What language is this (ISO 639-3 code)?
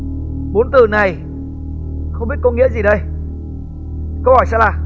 vie